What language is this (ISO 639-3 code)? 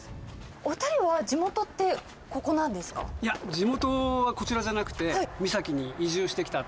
jpn